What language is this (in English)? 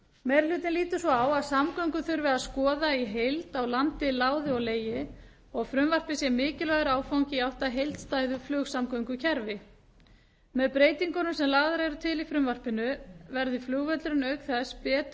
Icelandic